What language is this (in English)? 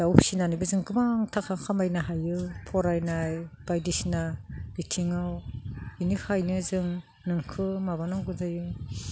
Bodo